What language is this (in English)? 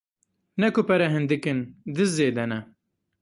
Kurdish